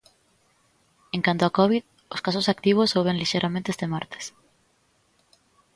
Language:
Galician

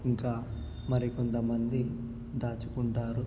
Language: Telugu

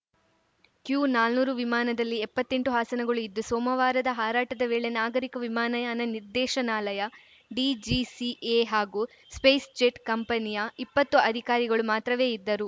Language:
Kannada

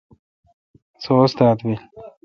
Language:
Kalkoti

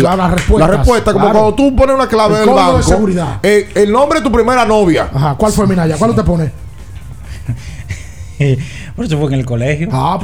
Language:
Spanish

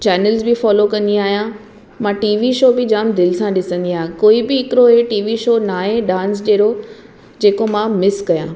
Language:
Sindhi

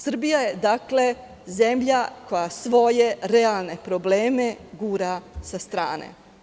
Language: Serbian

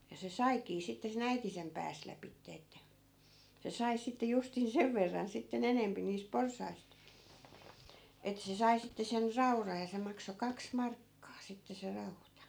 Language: Finnish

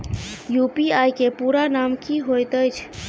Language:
Maithili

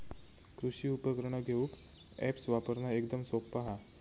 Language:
Marathi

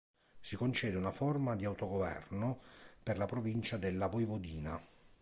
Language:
Italian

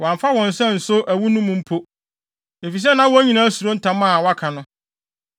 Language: Akan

